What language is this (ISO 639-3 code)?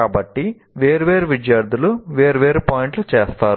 tel